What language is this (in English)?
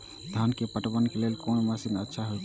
Maithili